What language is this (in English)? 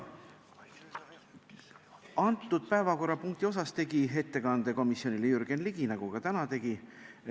Estonian